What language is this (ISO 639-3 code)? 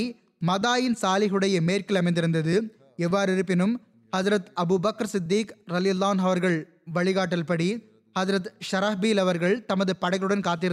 tam